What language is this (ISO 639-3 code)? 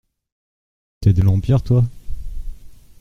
fra